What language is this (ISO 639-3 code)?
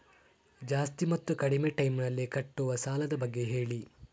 kan